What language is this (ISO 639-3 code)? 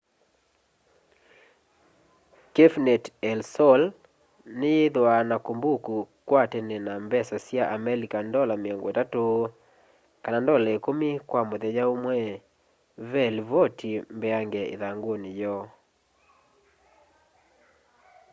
kam